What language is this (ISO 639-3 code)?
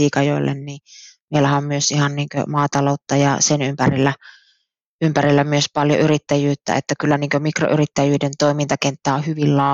fin